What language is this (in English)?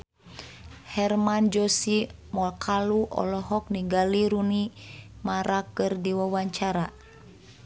Sundanese